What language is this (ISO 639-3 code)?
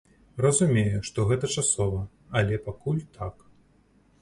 bel